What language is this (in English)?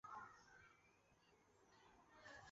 Chinese